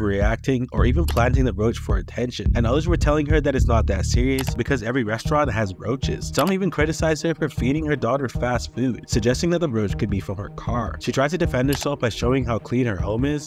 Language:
English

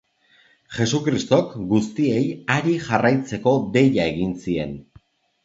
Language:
Basque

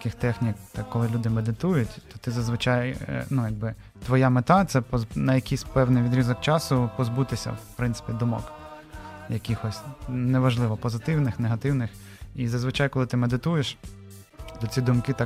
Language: Ukrainian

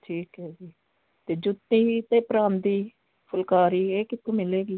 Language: Punjabi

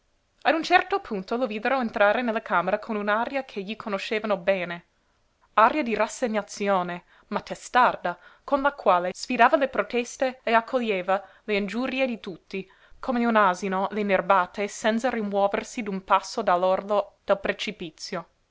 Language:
Italian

